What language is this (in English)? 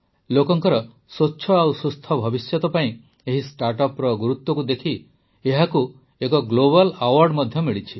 Odia